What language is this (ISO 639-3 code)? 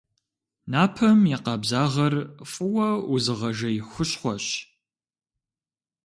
kbd